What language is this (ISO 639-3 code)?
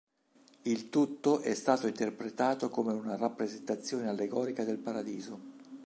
ita